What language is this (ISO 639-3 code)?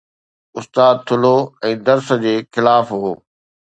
snd